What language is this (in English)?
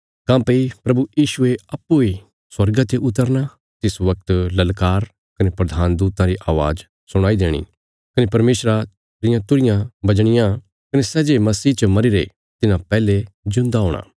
Bilaspuri